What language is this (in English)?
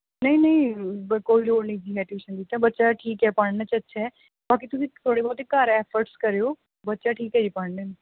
Punjabi